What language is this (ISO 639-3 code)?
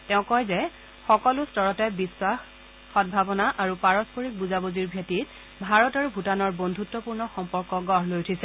asm